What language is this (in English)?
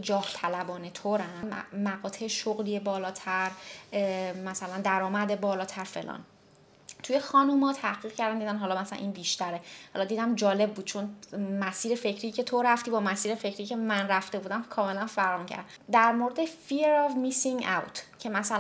Persian